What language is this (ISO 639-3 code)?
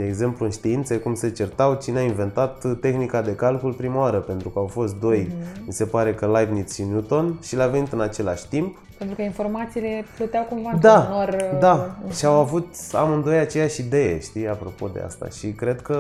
ron